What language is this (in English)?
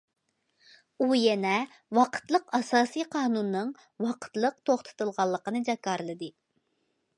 Uyghur